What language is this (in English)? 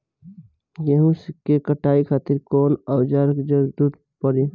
Bhojpuri